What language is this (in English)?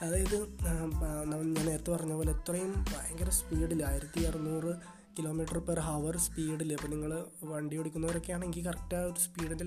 Malayalam